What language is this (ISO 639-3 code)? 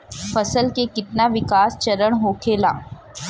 bho